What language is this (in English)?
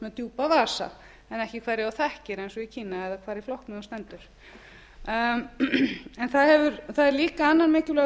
Icelandic